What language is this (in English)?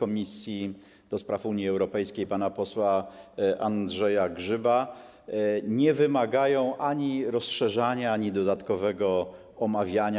Polish